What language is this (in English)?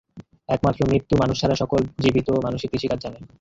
Bangla